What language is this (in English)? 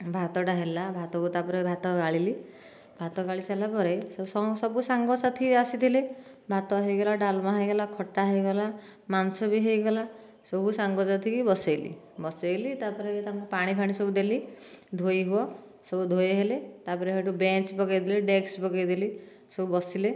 Odia